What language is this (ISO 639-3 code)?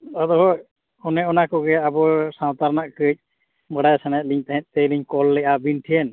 sat